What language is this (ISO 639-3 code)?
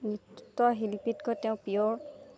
asm